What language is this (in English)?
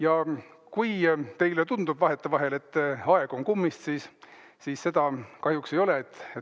Estonian